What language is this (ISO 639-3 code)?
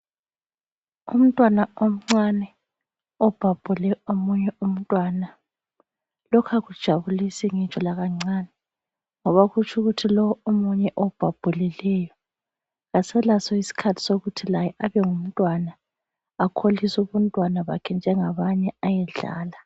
nde